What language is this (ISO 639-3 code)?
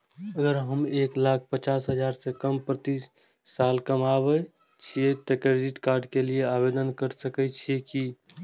mai